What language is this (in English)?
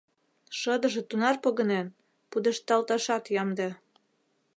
Mari